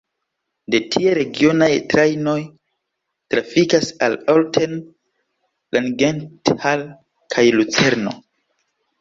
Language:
Esperanto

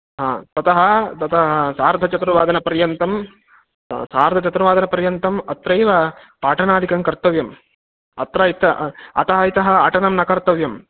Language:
Sanskrit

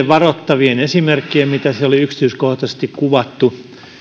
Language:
Finnish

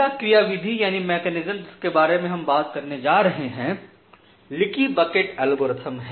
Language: Hindi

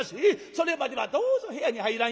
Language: Japanese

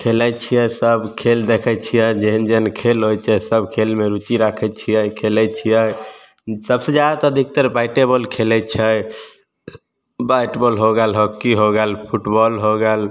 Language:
Maithili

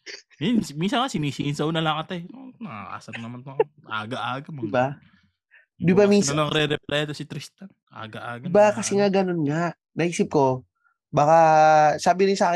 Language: Filipino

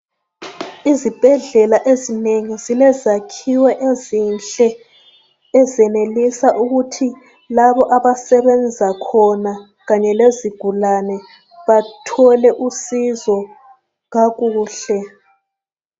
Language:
North Ndebele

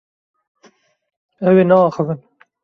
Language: Kurdish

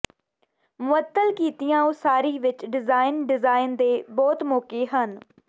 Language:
Punjabi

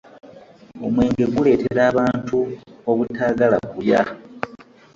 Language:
Ganda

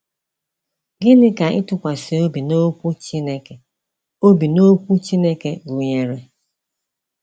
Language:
Igbo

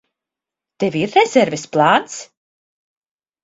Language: Latvian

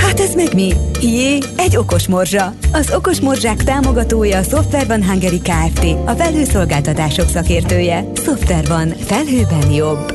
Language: Hungarian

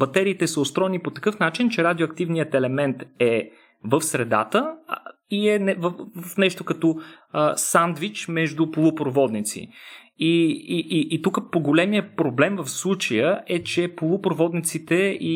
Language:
Bulgarian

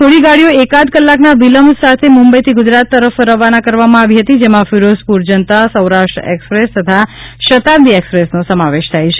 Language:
Gujarati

